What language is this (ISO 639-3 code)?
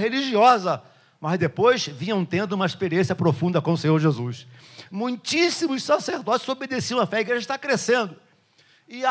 por